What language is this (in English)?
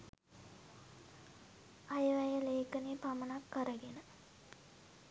Sinhala